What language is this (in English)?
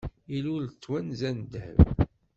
Kabyle